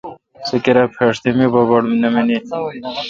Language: Kalkoti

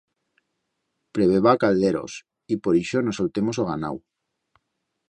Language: Aragonese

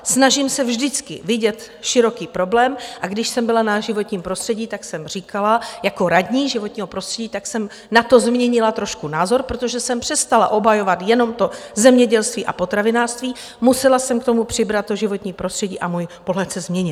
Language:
Czech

